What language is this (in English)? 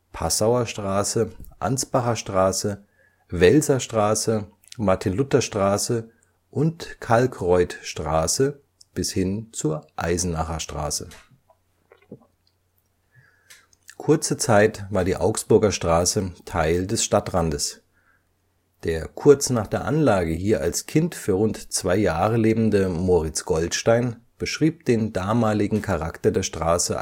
German